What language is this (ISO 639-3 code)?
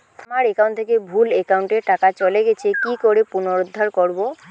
ben